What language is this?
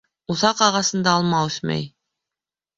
Bashkir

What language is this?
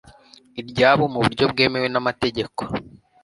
Kinyarwanda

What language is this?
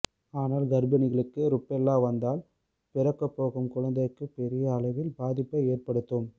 Tamil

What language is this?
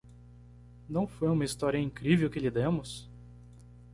Portuguese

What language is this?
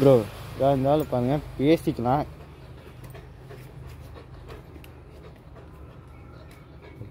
Romanian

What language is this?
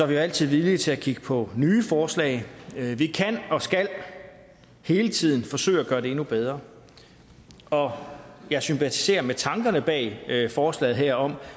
Danish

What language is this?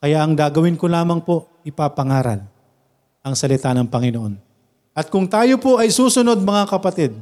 Filipino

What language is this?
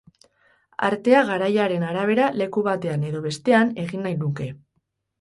Basque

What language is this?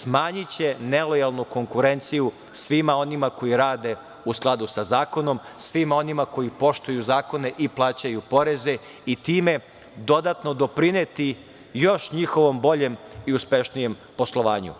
Serbian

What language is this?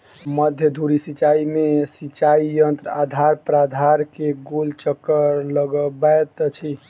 Maithili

